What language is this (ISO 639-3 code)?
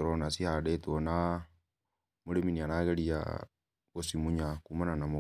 kik